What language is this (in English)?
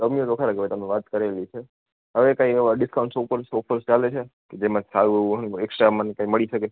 Gujarati